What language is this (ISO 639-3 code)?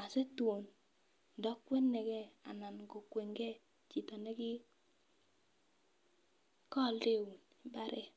kln